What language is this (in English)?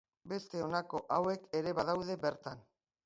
Basque